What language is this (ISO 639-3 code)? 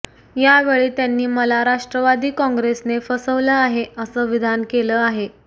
mar